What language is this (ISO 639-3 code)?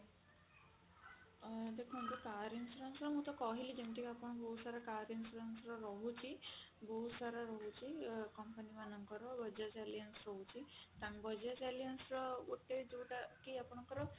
ori